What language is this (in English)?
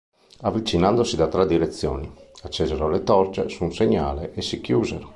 Italian